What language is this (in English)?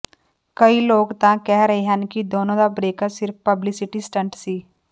Punjabi